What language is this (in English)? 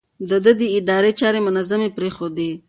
Pashto